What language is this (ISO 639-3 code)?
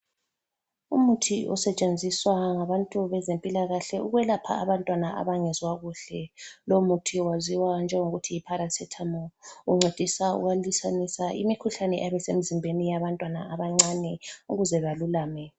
nde